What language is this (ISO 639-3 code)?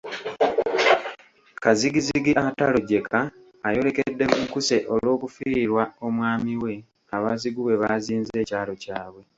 lug